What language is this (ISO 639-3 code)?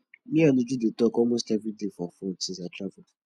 pcm